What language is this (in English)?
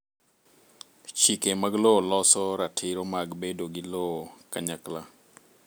Luo (Kenya and Tanzania)